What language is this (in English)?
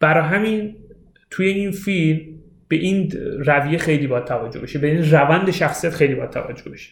Persian